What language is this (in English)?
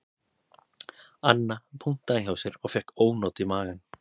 Icelandic